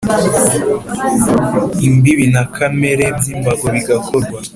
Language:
Kinyarwanda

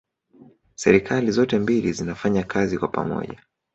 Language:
Swahili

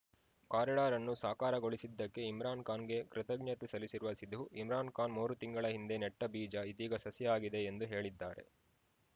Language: Kannada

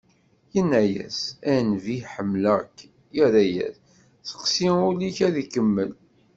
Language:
Kabyle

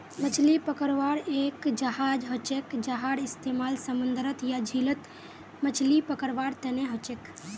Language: Magahi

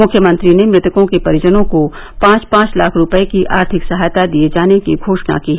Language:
Hindi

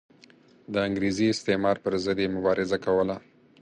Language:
Pashto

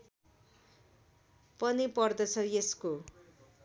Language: Nepali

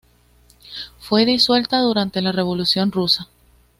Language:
Spanish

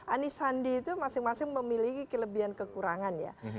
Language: Indonesian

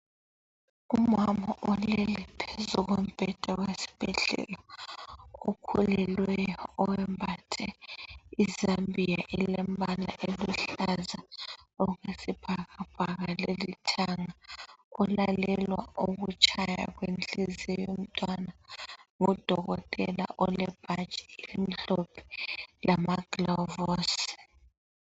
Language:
North Ndebele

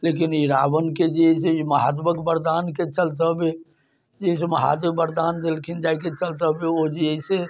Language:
Maithili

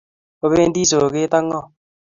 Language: Kalenjin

